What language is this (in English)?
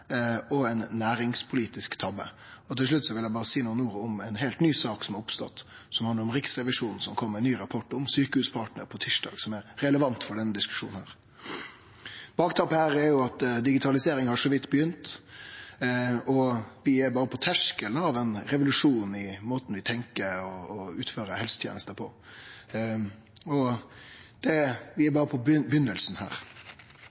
Norwegian Nynorsk